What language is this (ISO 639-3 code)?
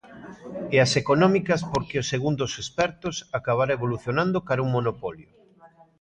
glg